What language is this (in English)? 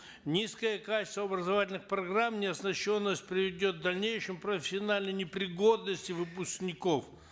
Kazakh